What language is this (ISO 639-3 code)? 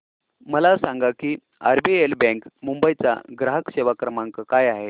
mar